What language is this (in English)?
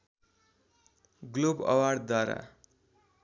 Nepali